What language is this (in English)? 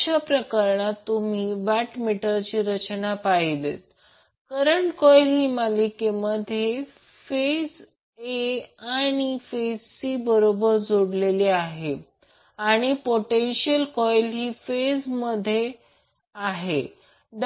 Marathi